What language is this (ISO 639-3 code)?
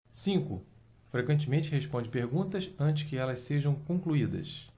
por